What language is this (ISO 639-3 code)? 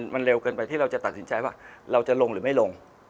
tha